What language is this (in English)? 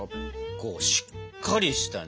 Japanese